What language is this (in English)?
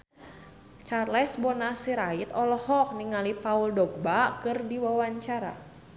Sundanese